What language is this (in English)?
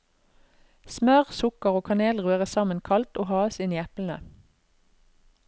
Norwegian